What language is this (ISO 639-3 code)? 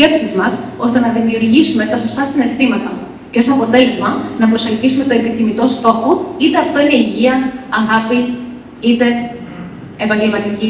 ell